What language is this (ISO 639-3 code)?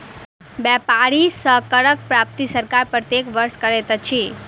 mai